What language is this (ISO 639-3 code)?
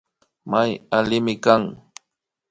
qvi